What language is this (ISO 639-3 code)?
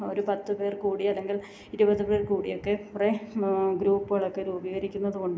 mal